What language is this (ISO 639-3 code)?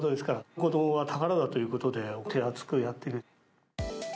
jpn